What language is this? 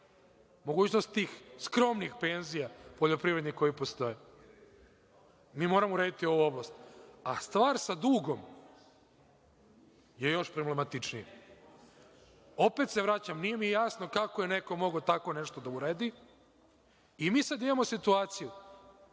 Serbian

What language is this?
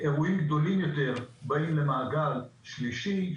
Hebrew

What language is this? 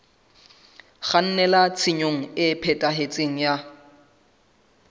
Southern Sotho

